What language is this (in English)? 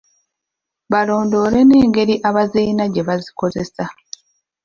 Ganda